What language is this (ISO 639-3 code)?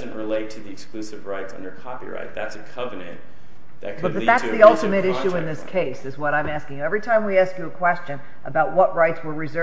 eng